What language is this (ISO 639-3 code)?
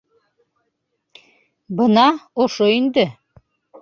bak